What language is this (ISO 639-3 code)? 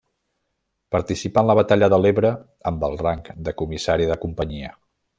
cat